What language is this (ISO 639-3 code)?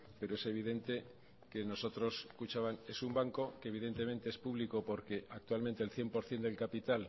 spa